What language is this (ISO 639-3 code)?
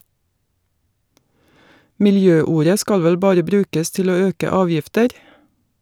nor